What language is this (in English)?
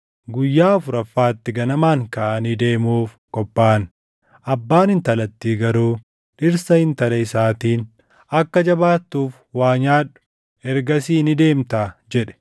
Oromo